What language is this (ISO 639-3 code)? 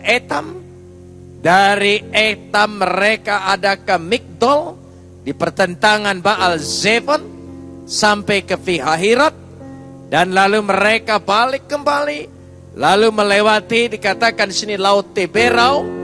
ind